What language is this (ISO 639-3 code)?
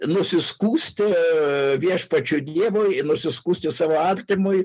lit